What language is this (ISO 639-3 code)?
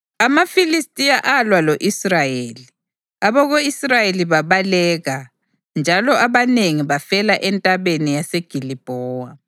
nde